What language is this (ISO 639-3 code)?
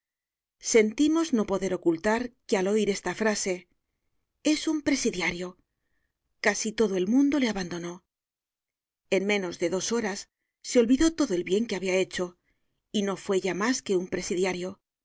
spa